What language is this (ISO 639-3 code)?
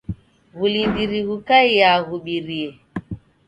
dav